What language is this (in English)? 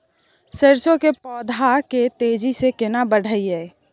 Maithili